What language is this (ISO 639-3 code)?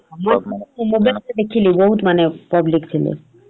ori